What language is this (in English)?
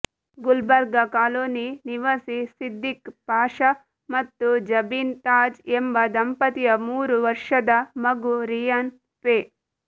Kannada